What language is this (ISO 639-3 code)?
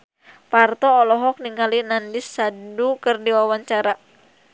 sun